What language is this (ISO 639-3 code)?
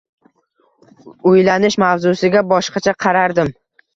uzb